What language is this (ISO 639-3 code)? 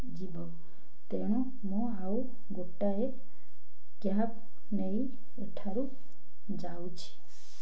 ori